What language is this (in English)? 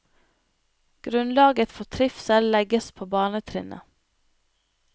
Norwegian